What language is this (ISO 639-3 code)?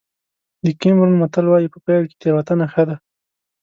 pus